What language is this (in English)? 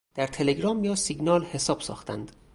Persian